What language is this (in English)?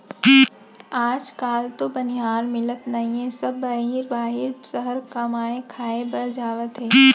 Chhattisgarhi